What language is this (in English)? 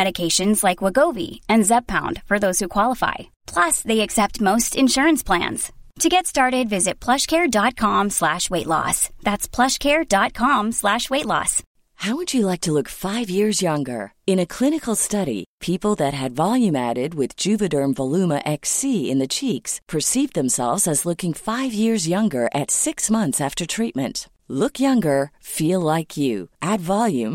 Swedish